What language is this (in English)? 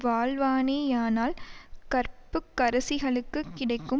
Tamil